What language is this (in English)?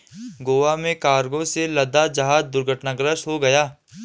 Hindi